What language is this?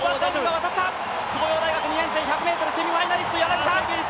Japanese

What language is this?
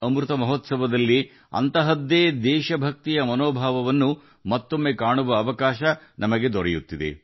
Kannada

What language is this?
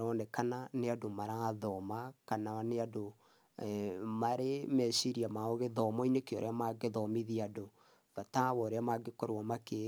Kikuyu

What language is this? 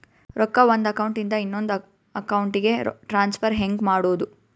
Kannada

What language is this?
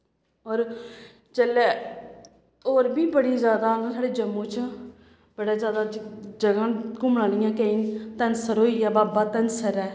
Dogri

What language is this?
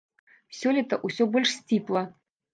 Belarusian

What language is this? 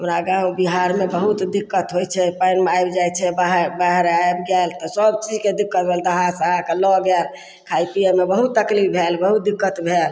Maithili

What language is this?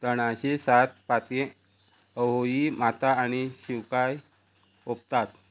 Konkani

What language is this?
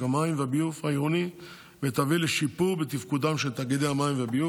Hebrew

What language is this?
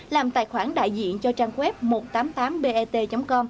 Vietnamese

